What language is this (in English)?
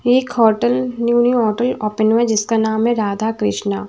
Hindi